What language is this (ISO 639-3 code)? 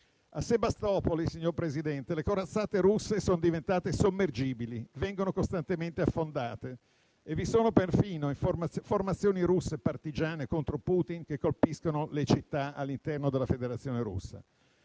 ita